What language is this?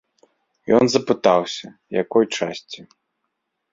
Belarusian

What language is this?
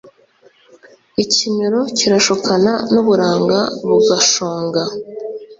Kinyarwanda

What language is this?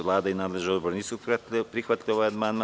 Serbian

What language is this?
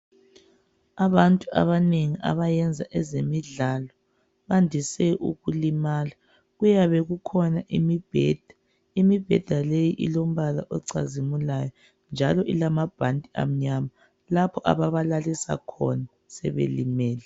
North Ndebele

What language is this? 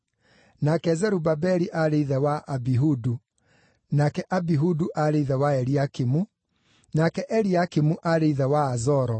Kikuyu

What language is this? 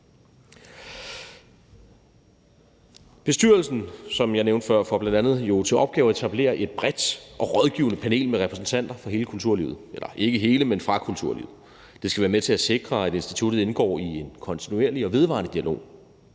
Danish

